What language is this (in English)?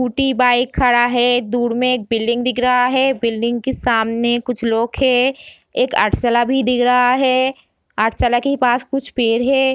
Hindi